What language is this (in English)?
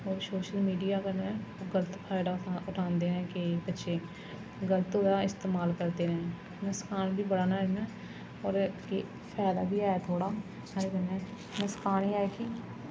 Dogri